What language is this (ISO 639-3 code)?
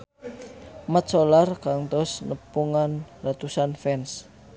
sun